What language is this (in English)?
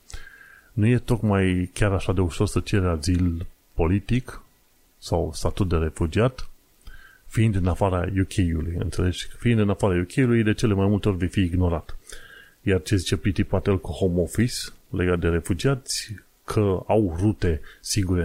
Romanian